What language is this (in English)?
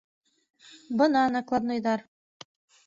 Bashkir